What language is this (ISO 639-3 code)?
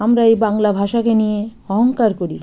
ben